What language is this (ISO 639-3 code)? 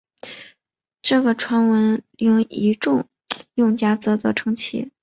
zho